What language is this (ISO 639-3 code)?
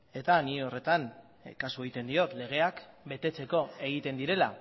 eus